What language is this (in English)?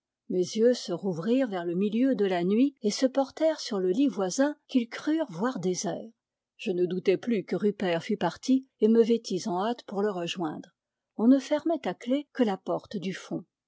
French